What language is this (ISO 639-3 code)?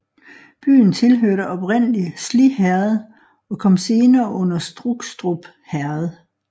dan